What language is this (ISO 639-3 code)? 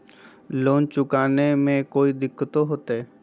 mag